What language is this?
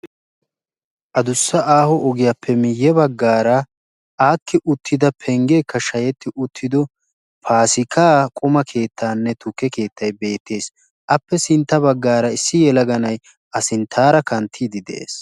Wolaytta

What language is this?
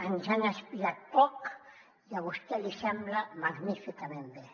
Catalan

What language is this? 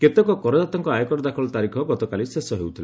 Odia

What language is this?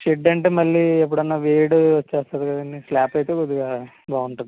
Telugu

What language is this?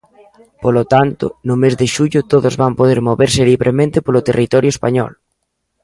Galician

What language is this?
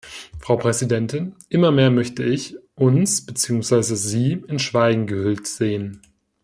German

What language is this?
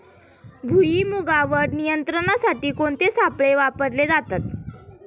Marathi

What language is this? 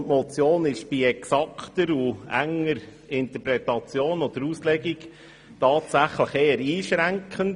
Swiss German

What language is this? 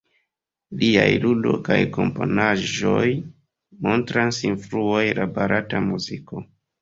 Esperanto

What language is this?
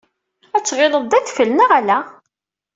Kabyle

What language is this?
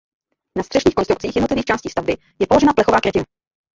Czech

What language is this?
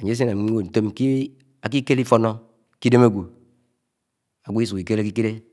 Anaang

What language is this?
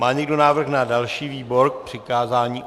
Czech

